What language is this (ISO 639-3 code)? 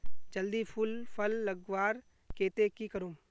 mag